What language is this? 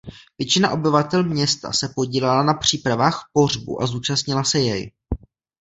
Czech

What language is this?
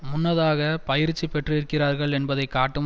Tamil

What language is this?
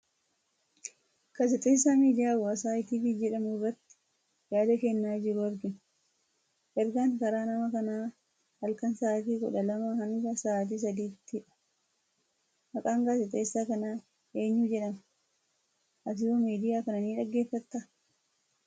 Oromo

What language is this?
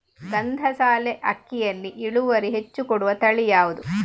Kannada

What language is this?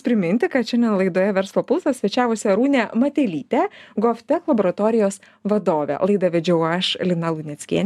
Lithuanian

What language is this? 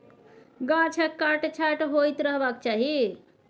Maithili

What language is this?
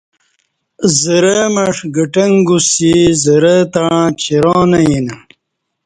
Kati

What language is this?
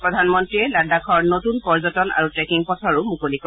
Assamese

